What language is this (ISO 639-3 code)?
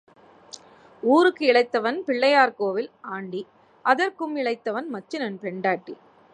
tam